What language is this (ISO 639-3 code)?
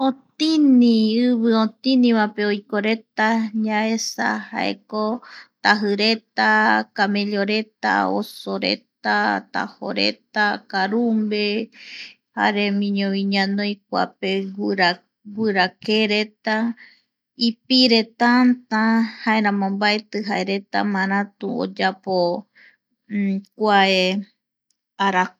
gui